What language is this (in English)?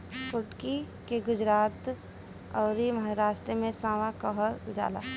Bhojpuri